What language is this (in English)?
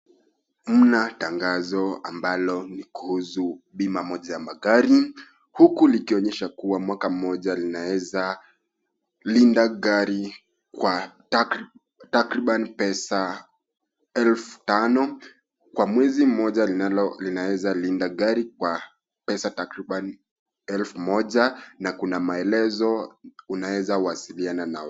Swahili